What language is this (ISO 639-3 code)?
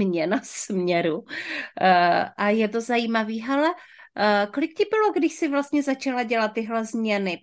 ces